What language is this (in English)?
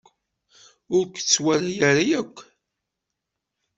Kabyle